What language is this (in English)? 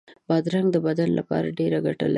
Pashto